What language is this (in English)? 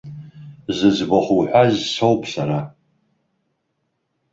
Abkhazian